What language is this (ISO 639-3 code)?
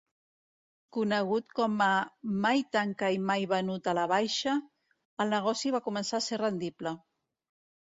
cat